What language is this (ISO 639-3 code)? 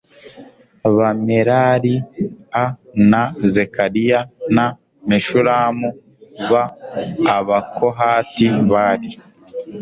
kin